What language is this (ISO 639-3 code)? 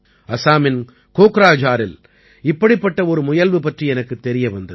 tam